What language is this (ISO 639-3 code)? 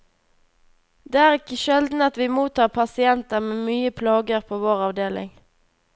nor